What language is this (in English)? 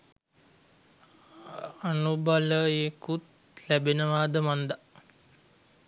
Sinhala